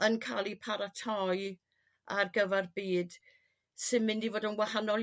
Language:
Welsh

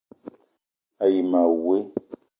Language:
Eton (Cameroon)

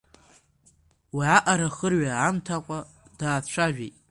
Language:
Abkhazian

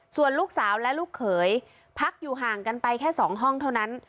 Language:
Thai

